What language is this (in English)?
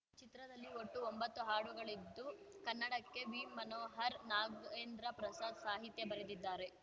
Kannada